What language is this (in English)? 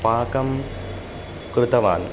Sanskrit